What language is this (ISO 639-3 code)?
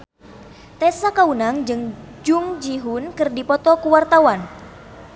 sun